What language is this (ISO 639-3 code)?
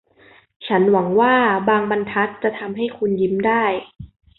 tha